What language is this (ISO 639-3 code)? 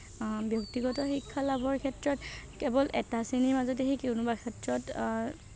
asm